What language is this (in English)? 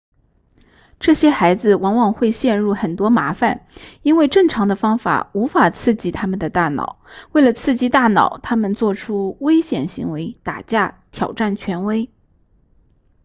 Chinese